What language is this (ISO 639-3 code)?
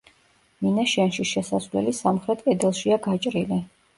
kat